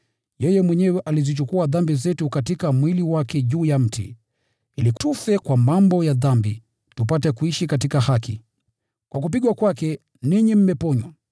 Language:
Swahili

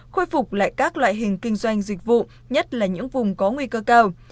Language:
Vietnamese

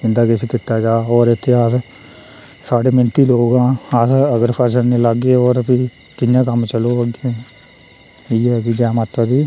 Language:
Dogri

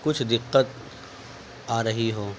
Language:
Urdu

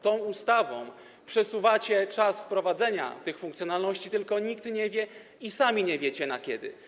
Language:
Polish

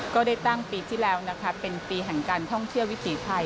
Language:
Thai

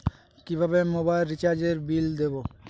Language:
Bangla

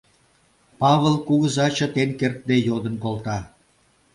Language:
Mari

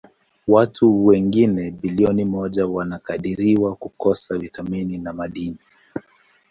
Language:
Swahili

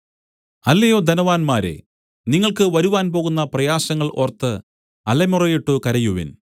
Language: Malayalam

